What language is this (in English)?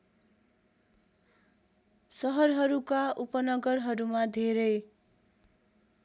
Nepali